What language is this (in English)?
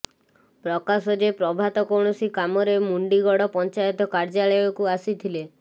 Odia